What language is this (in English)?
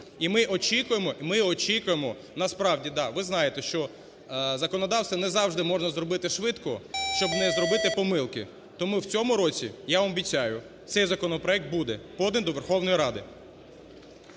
Ukrainian